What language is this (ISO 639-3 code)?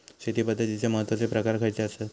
mar